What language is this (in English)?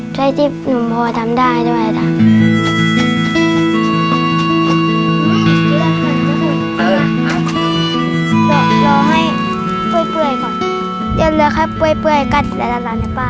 Thai